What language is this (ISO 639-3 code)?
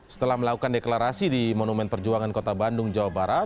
ind